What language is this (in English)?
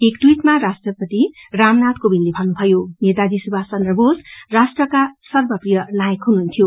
Nepali